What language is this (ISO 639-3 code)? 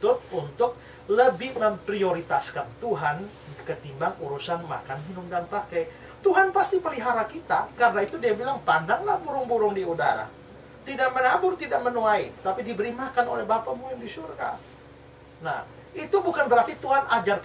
ind